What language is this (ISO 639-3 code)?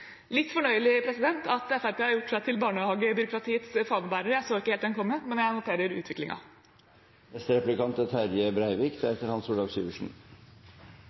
nor